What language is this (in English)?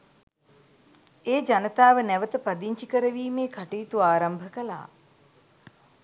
Sinhala